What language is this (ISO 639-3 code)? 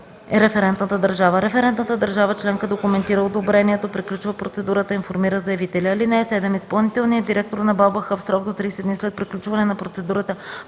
bul